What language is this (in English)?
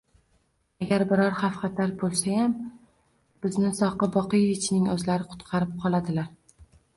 Uzbek